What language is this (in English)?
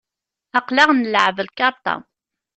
Kabyle